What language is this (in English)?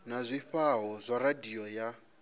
Venda